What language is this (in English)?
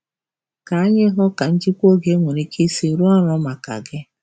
Igbo